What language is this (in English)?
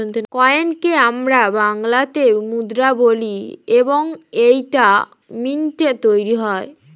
Bangla